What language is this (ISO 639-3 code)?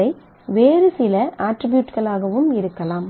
tam